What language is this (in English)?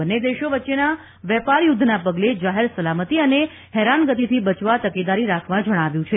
Gujarati